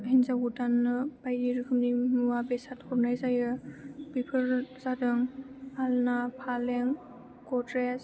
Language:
Bodo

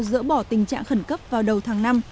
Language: Vietnamese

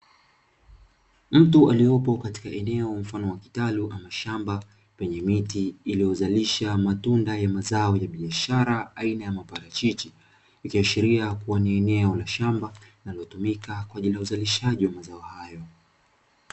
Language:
Swahili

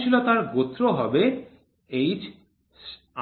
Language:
Bangla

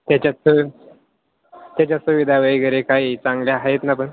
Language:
Marathi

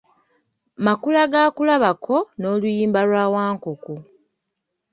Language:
Ganda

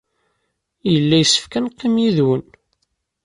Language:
Kabyle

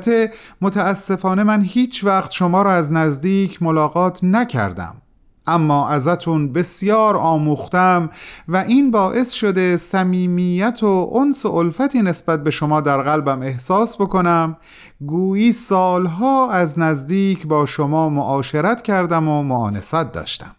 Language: Persian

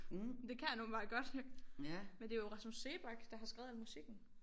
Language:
Danish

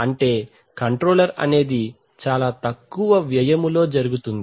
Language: Telugu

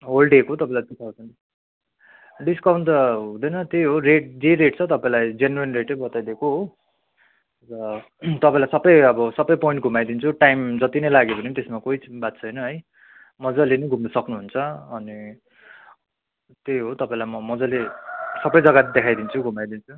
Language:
Nepali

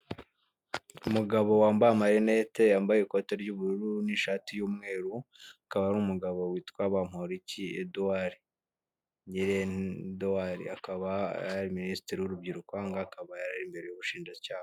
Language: Kinyarwanda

